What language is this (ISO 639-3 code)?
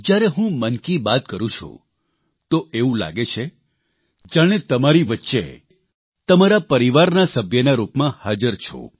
guj